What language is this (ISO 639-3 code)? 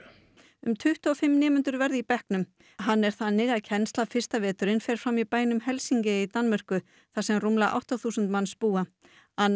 isl